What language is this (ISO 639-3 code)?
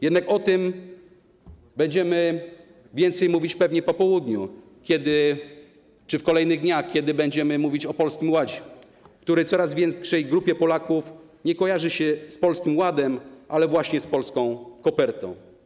pol